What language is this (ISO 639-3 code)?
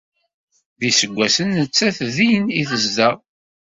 kab